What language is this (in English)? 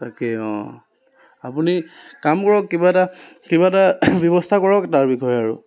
Assamese